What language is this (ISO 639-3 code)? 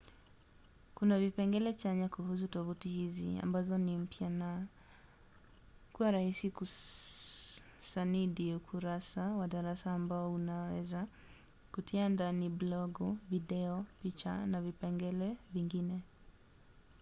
swa